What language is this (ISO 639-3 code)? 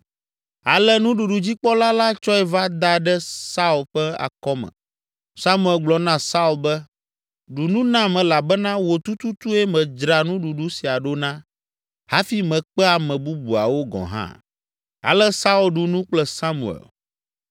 ewe